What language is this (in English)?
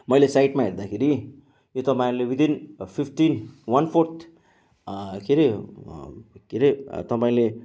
Nepali